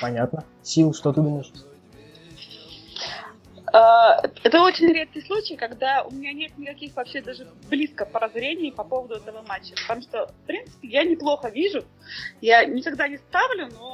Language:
Russian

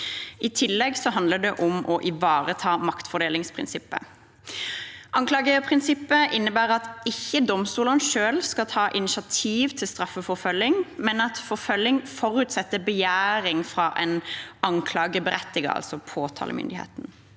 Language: Norwegian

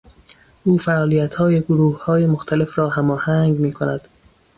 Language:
Persian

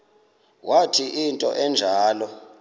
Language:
Xhosa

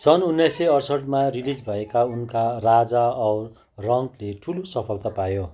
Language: Nepali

